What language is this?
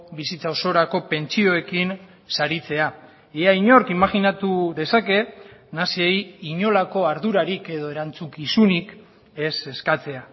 Basque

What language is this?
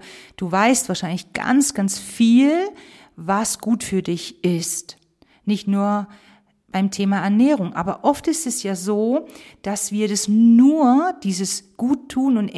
German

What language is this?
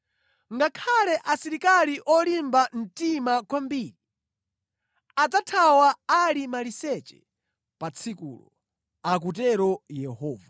Nyanja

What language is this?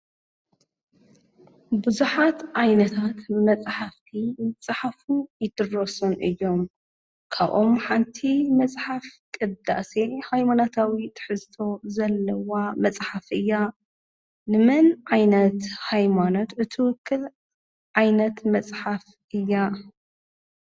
Tigrinya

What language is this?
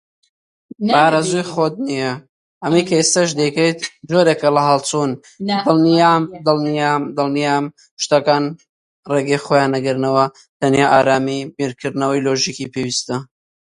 Central Kurdish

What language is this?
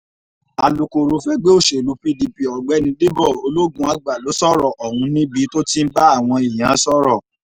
Yoruba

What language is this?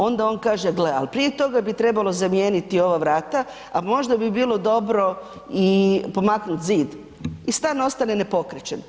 Croatian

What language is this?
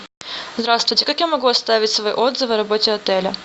Russian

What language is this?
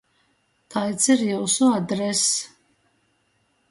Latgalian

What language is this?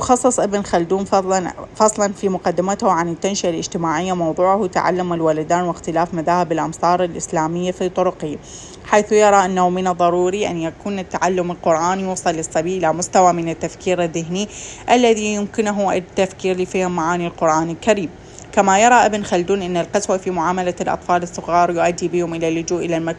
Arabic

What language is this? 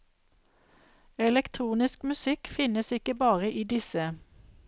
Norwegian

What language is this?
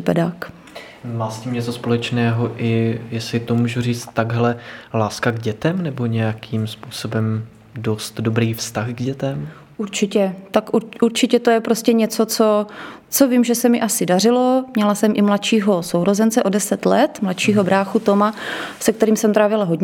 Czech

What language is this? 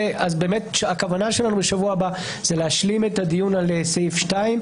Hebrew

